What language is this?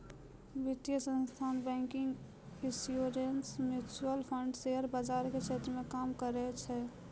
Maithili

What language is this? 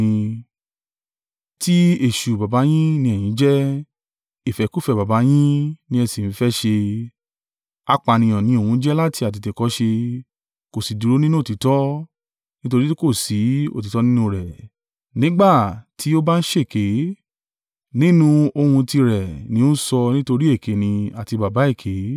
Yoruba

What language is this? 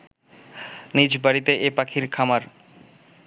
Bangla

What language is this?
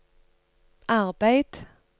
Norwegian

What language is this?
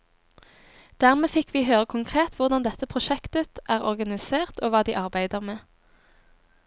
Norwegian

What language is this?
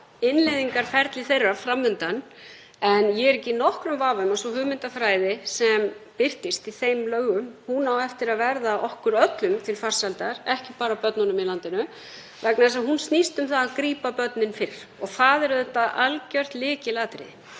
Icelandic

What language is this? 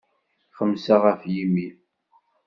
Kabyle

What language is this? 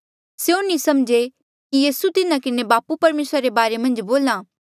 Mandeali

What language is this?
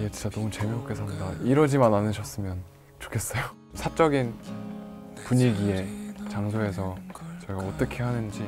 Korean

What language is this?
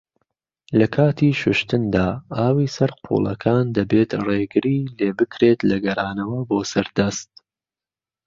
Central Kurdish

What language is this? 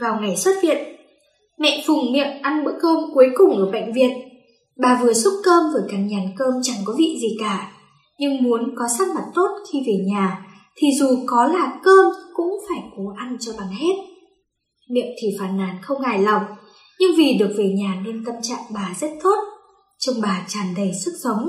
Vietnamese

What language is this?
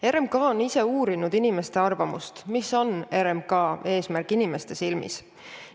Estonian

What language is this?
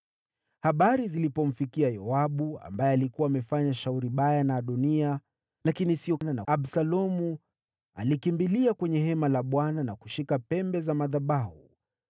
Swahili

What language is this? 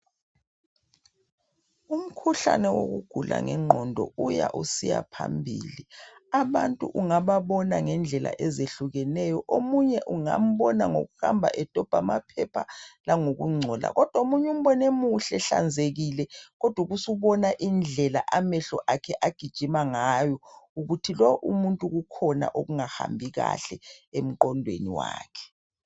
North Ndebele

